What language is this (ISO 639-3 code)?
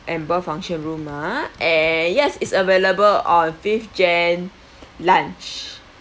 eng